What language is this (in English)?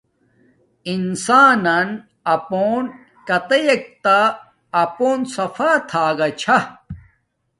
Domaaki